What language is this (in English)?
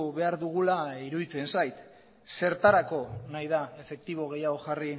Basque